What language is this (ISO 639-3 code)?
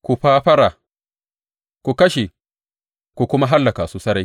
hau